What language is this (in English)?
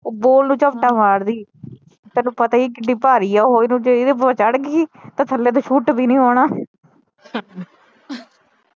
Punjabi